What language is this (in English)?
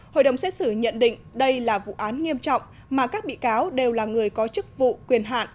Vietnamese